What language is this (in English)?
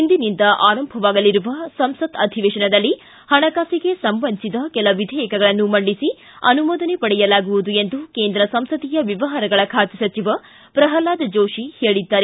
Kannada